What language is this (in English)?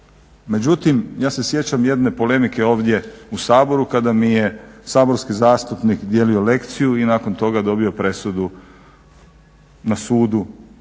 Croatian